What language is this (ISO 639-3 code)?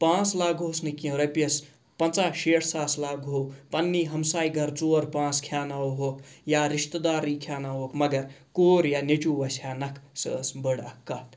kas